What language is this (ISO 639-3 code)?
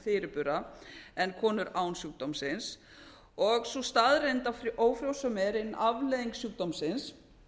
isl